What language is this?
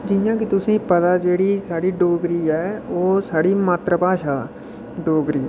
Dogri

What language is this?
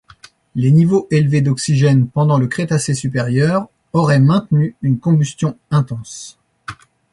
French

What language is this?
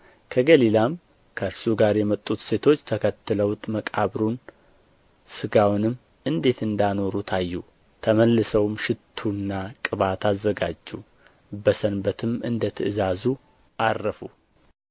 Amharic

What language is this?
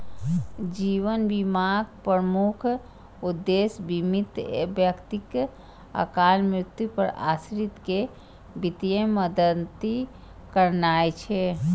Maithili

